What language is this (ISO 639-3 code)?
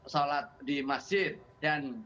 ind